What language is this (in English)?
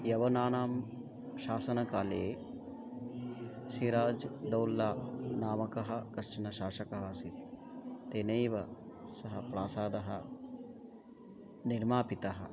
Sanskrit